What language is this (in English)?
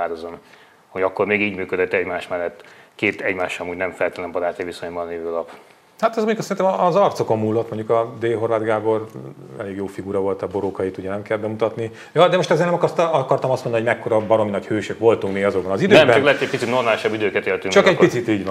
Hungarian